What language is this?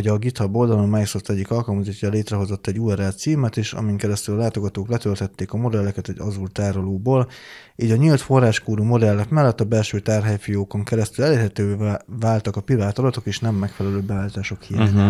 Hungarian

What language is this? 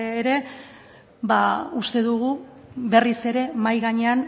Basque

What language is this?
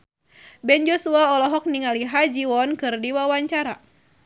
Sundanese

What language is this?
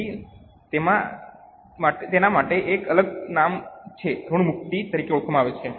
Gujarati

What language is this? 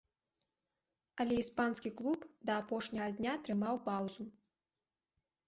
Belarusian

